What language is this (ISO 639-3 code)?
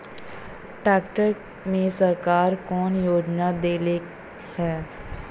bho